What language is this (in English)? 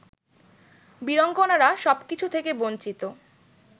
Bangla